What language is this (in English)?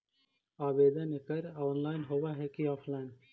Magahi